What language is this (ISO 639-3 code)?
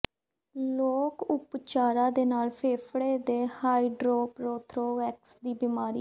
pan